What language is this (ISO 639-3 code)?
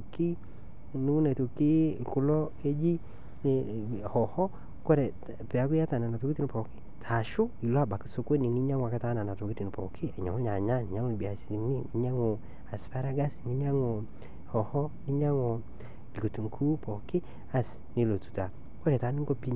mas